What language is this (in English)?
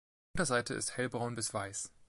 German